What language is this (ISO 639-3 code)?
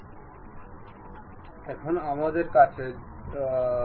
ben